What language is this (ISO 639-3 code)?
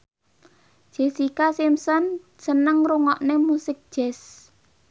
jav